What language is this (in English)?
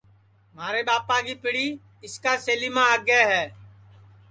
Sansi